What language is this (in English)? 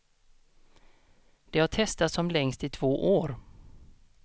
Swedish